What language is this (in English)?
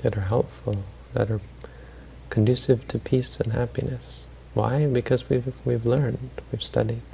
English